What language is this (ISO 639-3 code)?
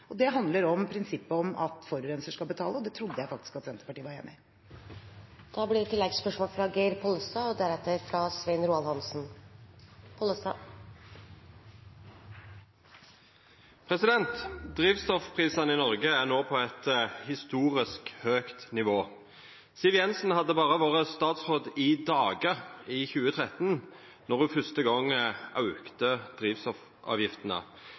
nor